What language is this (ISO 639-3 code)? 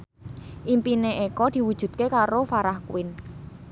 jav